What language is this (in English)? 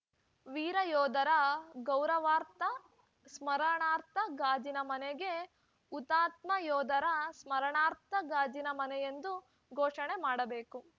Kannada